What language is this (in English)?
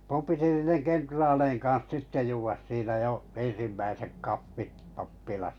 Finnish